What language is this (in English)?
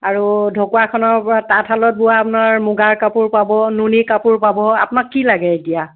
Assamese